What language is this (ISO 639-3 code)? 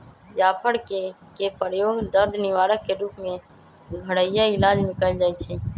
mag